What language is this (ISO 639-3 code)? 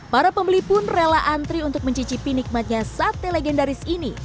ind